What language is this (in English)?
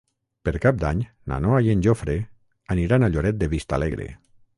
Catalan